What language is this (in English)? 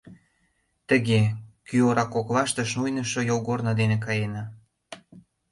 Mari